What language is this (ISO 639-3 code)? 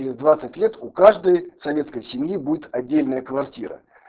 rus